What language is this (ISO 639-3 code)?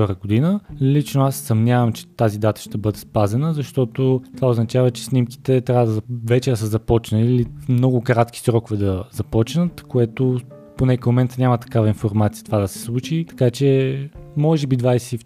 bul